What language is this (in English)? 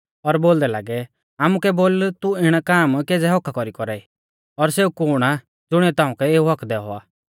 Mahasu Pahari